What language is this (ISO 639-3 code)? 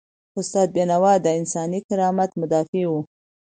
pus